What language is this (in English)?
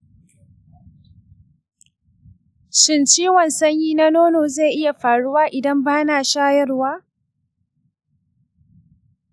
Hausa